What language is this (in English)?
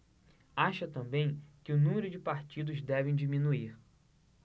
Portuguese